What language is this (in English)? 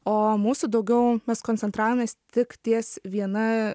Lithuanian